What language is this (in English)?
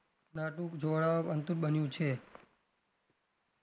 Gujarati